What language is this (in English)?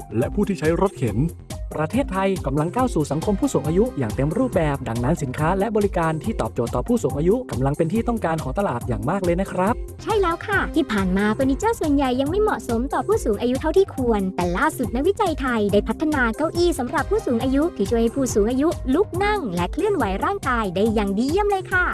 Thai